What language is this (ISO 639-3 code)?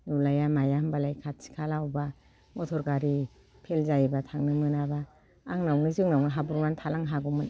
brx